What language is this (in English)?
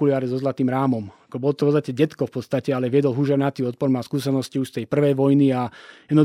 Slovak